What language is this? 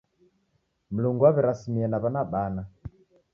Taita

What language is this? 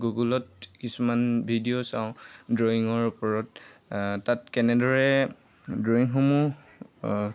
Assamese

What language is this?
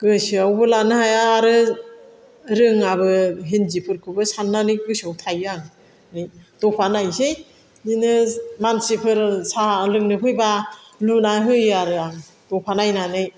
Bodo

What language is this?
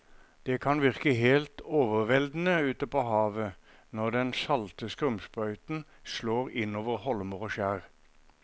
Norwegian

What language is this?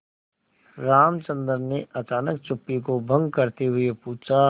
Hindi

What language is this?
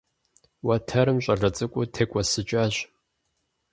Kabardian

